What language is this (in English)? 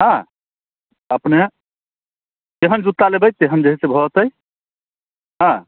Maithili